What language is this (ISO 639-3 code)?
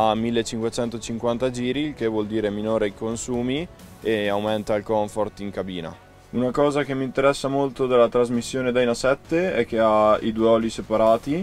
ita